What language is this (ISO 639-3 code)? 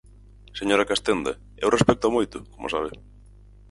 glg